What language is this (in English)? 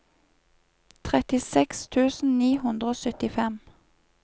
Norwegian